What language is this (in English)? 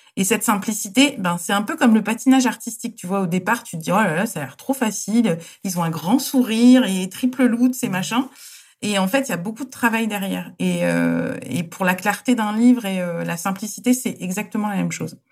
French